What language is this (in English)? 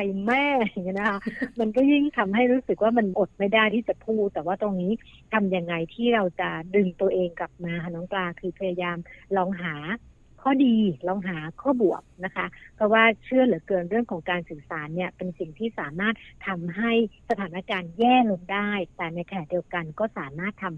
Thai